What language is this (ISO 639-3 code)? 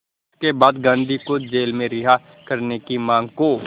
hin